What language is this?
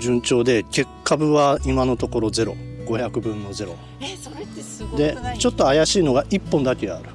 Japanese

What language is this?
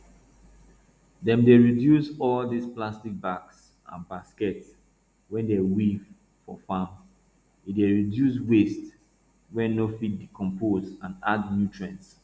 Nigerian Pidgin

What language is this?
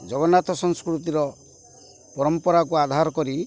Odia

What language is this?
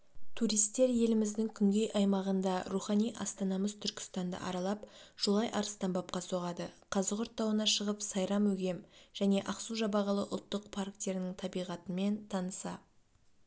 Kazakh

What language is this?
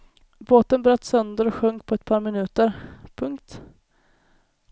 Swedish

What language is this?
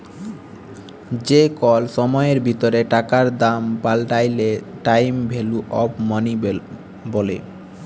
Bangla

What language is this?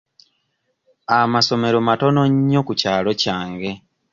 Ganda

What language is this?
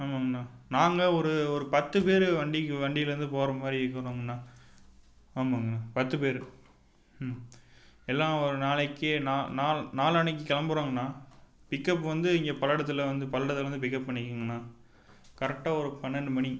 Tamil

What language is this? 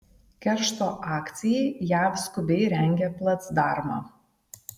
Lithuanian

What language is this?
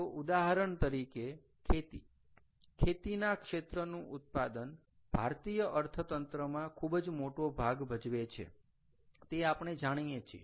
Gujarati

